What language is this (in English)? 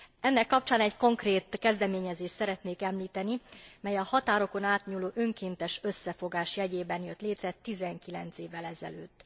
Hungarian